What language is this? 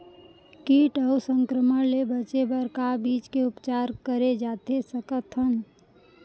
Chhattisgarhi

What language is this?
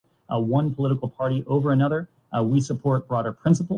Urdu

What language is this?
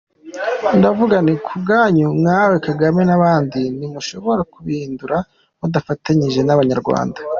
Kinyarwanda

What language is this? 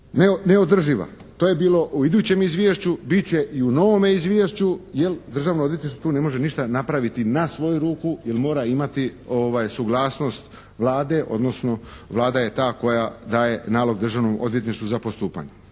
Croatian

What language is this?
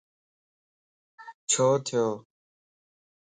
Lasi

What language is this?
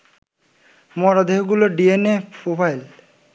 Bangla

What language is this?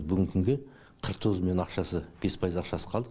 Kazakh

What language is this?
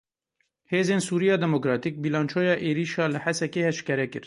Kurdish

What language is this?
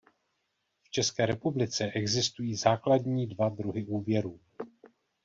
Czech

